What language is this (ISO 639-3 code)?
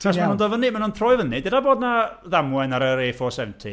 cym